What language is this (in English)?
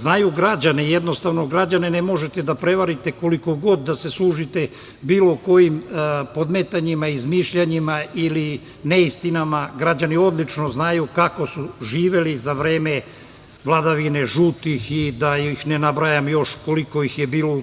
Serbian